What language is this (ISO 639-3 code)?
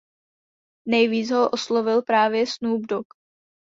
ces